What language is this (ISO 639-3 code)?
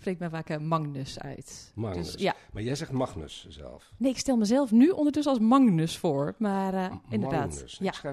nld